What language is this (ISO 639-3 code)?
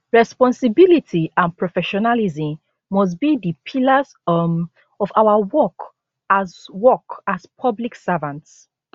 pcm